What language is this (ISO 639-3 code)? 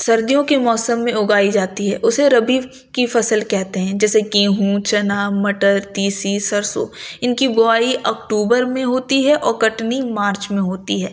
urd